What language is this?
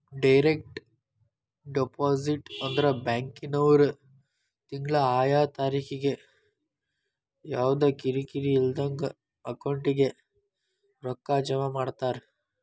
Kannada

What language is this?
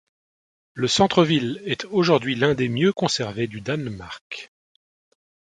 French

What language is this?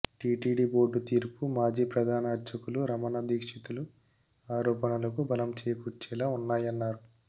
Telugu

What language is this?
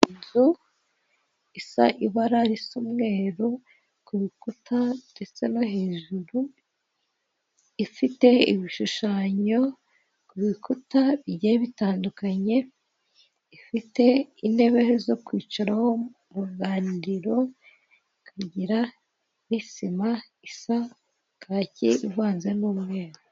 Kinyarwanda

